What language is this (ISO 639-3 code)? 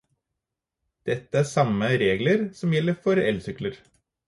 nob